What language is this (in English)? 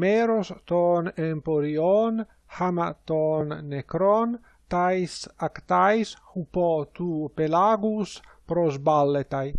Greek